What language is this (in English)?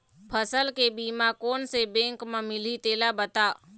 Chhattisgarhi